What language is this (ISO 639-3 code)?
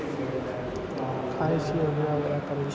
mai